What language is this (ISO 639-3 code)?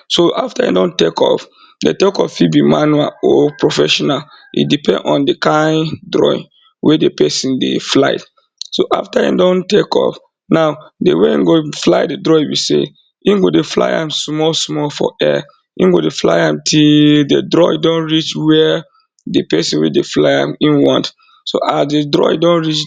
pcm